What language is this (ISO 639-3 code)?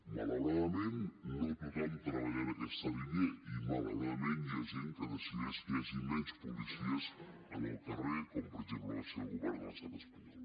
cat